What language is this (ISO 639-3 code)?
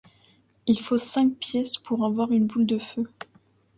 fra